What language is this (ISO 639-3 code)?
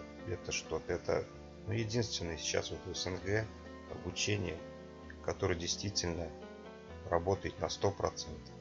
rus